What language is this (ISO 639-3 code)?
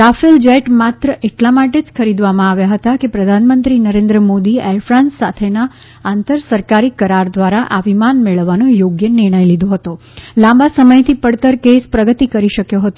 guj